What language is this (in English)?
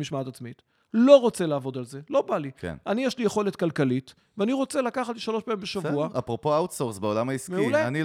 Hebrew